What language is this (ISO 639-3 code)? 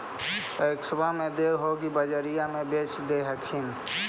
mag